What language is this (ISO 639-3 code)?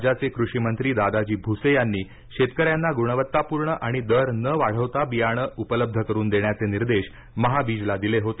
mar